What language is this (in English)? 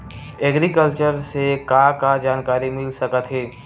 Chhattisgarhi